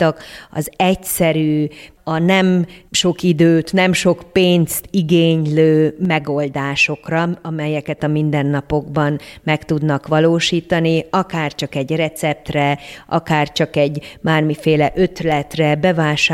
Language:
Hungarian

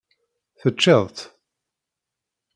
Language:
Kabyle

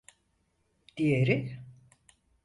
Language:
Turkish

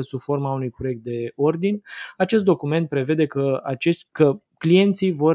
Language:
Romanian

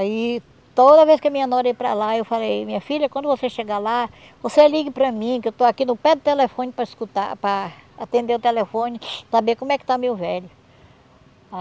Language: Portuguese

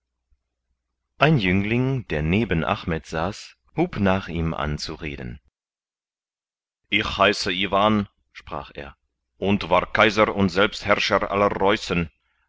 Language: German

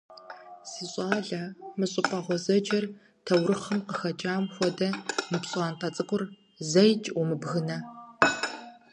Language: Kabardian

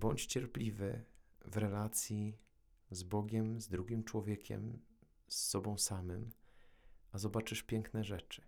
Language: Polish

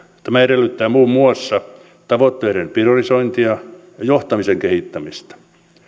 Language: Finnish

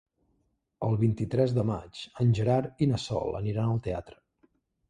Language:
Catalan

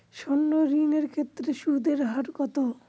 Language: Bangla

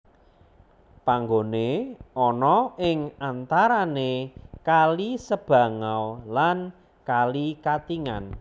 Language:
Javanese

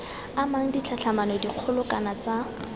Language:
Tswana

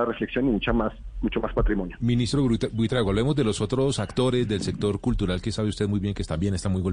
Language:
Spanish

